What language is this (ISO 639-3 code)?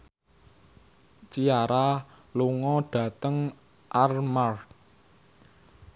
jav